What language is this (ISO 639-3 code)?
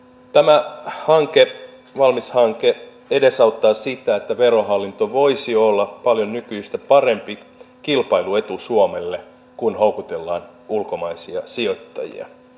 fin